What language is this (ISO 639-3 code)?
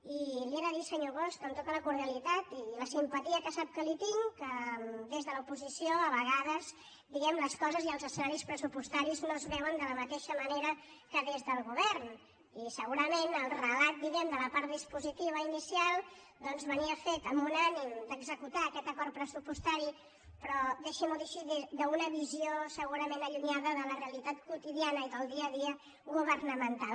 cat